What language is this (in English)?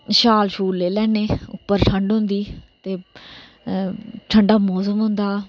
Dogri